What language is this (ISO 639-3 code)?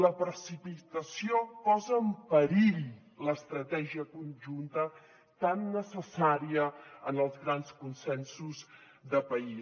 cat